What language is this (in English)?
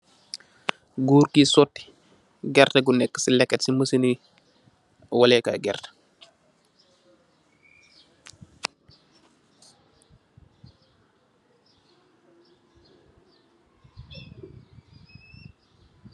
Wolof